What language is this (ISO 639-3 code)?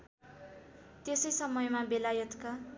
nep